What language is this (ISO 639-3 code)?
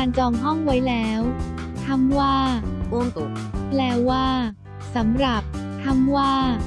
tha